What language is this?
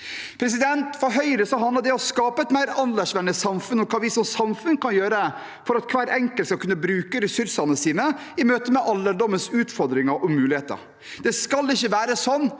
Norwegian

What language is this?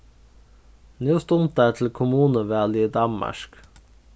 Faroese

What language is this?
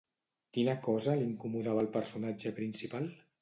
Catalan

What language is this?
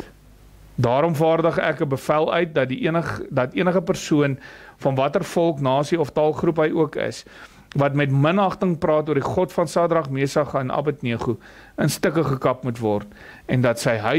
Dutch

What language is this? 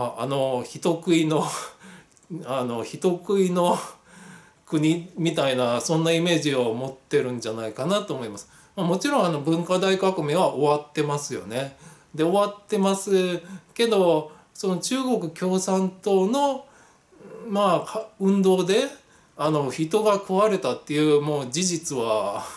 Japanese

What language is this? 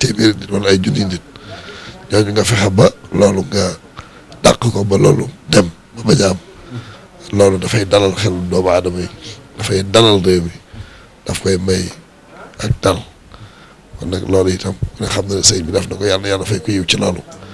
French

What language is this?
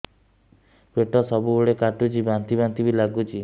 Odia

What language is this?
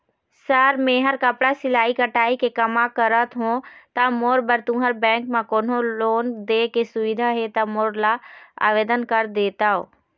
Chhattisgarhi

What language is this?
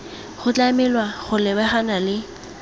Tswana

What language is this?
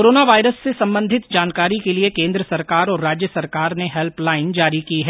Hindi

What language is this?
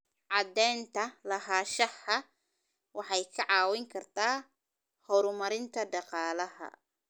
Somali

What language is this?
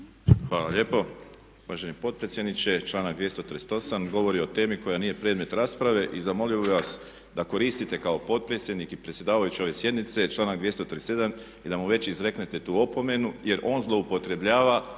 Croatian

